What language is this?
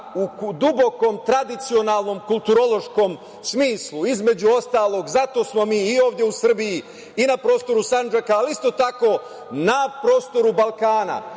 Serbian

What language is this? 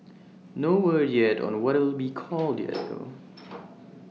English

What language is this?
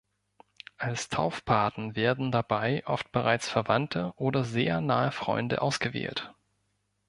German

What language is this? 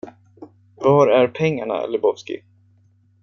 Swedish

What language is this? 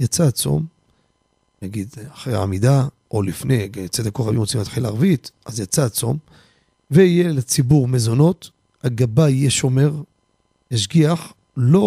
Hebrew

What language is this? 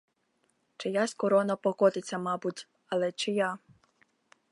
Ukrainian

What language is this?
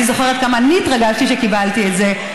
Hebrew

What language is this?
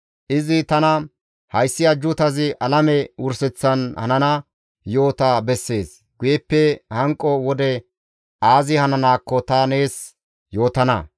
Gamo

